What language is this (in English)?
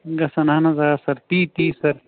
Kashmiri